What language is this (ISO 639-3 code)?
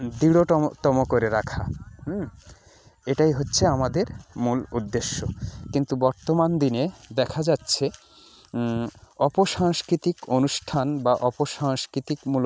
ben